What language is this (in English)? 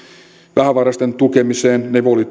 Finnish